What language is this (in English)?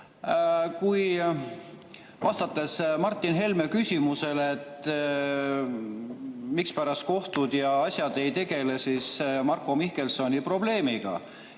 Estonian